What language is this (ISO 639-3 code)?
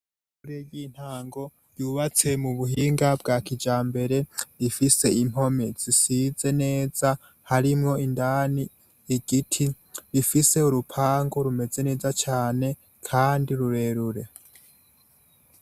run